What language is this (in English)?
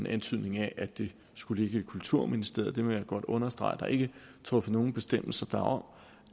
Danish